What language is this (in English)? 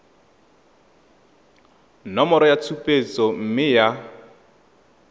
Tswana